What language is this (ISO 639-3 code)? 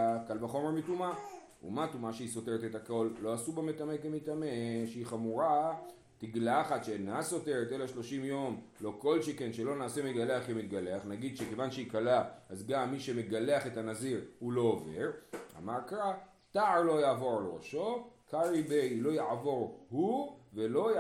heb